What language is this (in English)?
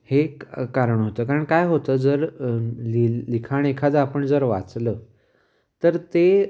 Marathi